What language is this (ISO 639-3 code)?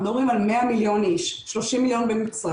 heb